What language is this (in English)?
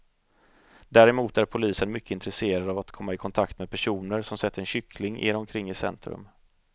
Swedish